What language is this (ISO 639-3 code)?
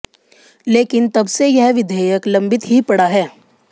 hin